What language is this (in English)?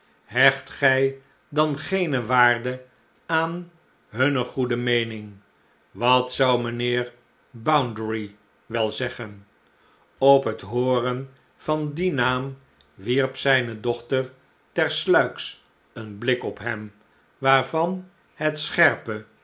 Dutch